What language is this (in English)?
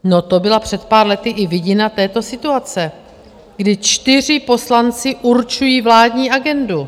Czech